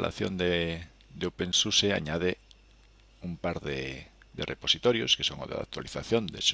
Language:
Spanish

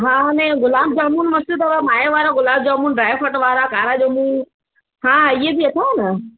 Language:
Sindhi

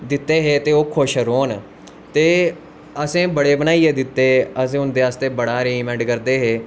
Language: Dogri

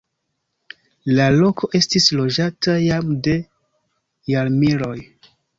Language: Esperanto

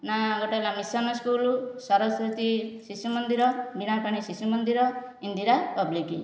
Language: Odia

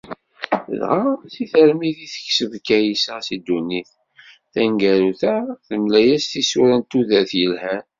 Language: Kabyle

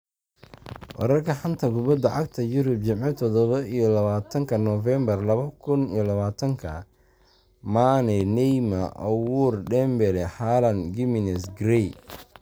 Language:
Somali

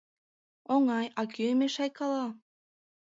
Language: Mari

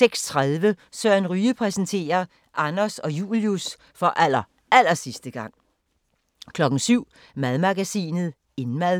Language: Danish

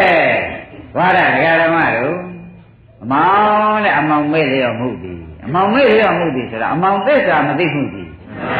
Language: Thai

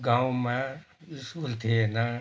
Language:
Nepali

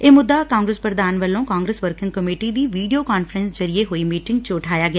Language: Punjabi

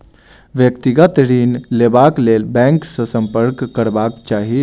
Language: Maithili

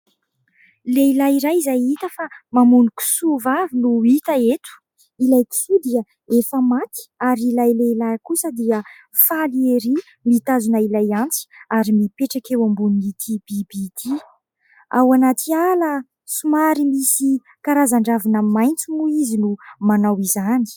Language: Malagasy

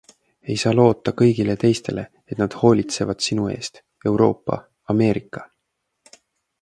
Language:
Estonian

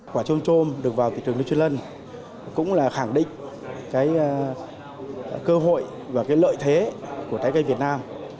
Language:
Vietnamese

